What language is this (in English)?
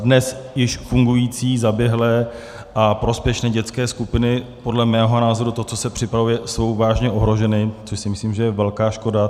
Czech